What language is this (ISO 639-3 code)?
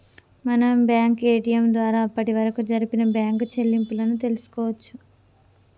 tel